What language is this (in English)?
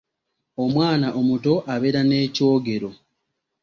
Ganda